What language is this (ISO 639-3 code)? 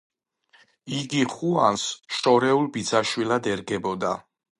kat